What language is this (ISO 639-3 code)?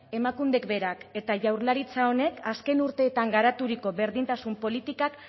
eus